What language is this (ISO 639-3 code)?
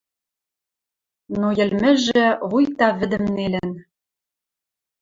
mrj